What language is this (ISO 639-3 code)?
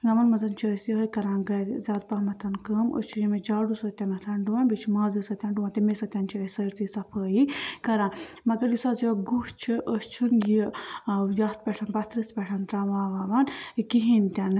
kas